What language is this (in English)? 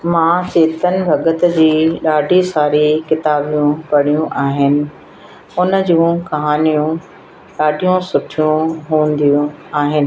Sindhi